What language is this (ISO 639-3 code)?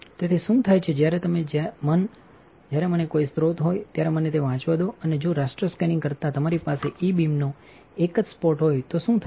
guj